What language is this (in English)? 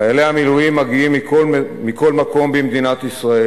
Hebrew